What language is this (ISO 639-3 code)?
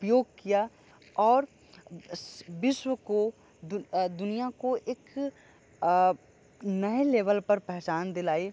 hin